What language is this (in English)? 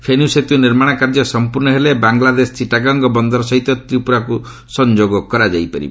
Odia